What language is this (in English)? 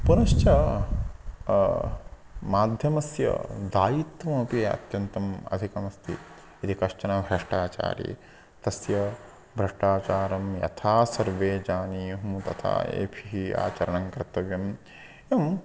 Sanskrit